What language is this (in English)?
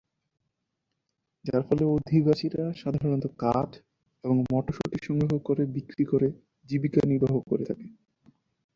Bangla